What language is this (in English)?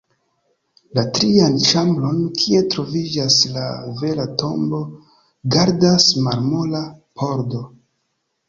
Esperanto